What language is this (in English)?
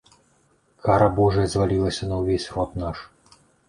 Belarusian